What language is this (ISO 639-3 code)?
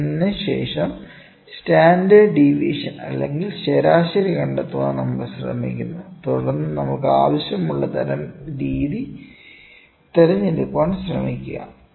mal